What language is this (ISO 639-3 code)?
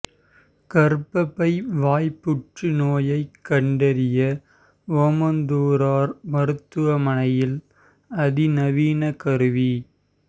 tam